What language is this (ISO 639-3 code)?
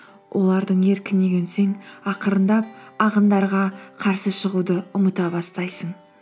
kaz